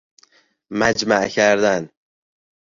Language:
Persian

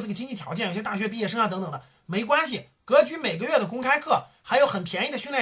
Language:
Chinese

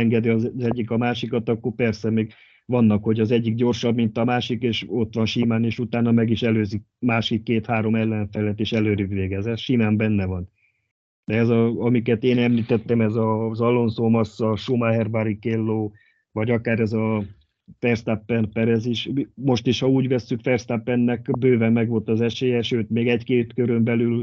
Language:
Hungarian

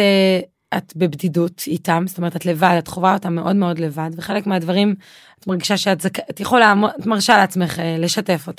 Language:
Hebrew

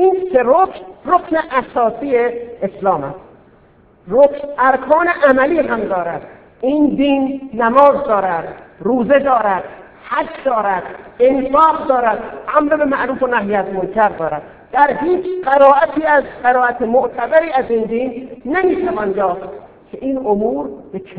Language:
Persian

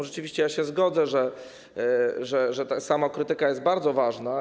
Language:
Polish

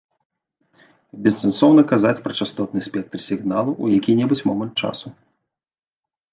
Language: Belarusian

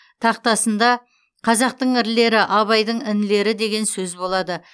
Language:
Kazakh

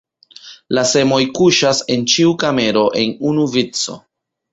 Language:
Esperanto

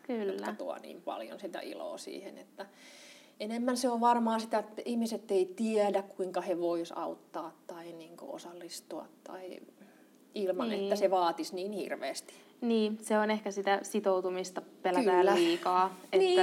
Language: Finnish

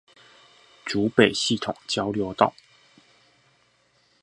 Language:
Chinese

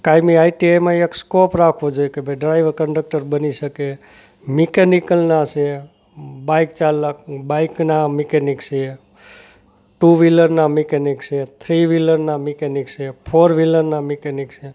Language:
Gujarati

